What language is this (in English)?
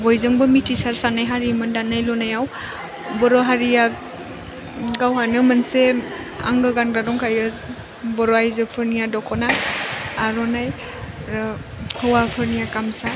Bodo